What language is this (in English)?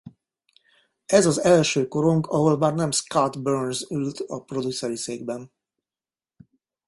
Hungarian